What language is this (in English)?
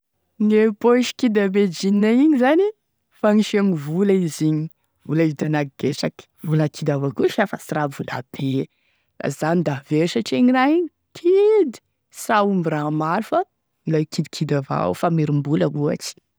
Tesaka Malagasy